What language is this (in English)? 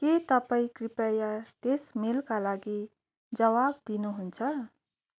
Nepali